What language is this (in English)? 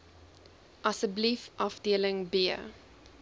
Afrikaans